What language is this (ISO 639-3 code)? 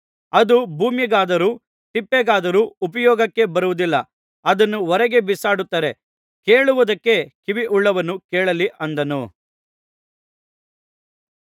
kan